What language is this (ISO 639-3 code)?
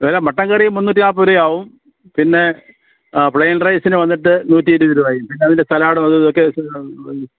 mal